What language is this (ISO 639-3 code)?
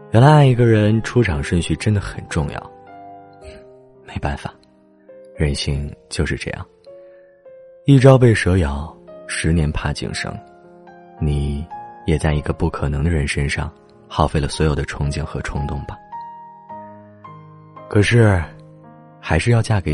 zho